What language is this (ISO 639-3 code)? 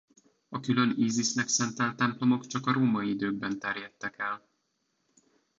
hun